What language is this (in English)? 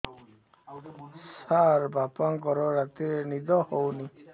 Odia